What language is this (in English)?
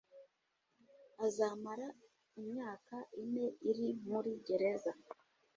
Kinyarwanda